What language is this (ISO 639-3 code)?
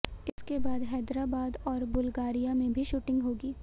hin